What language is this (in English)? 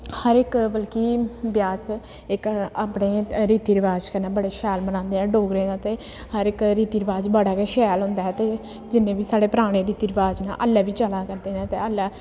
Dogri